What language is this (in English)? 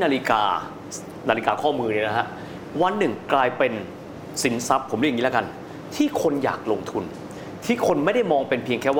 Thai